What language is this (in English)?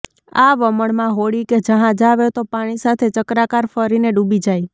Gujarati